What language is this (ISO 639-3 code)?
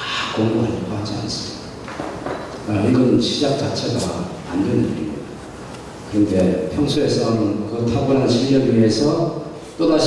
kor